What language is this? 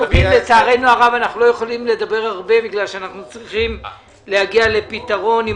Hebrew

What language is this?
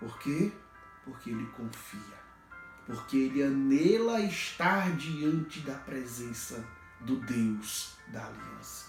Portuguese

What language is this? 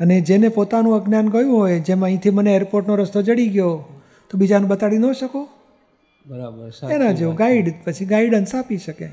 Gujarati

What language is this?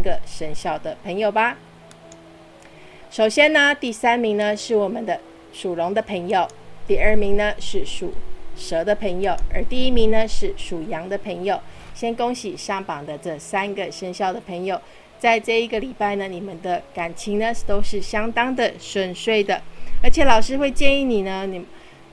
Chinese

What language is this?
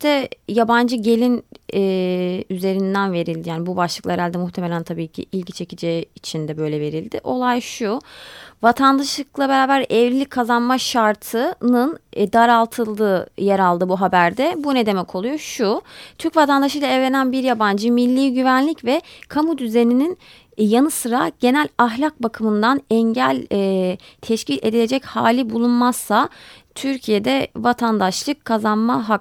Turkish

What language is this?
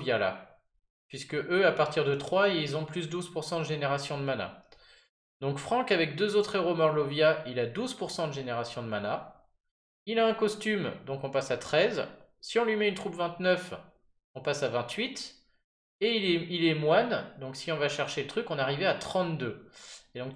French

